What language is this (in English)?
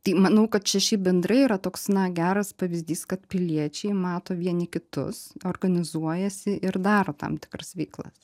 Lithuanian